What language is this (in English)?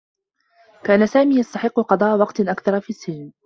Arabic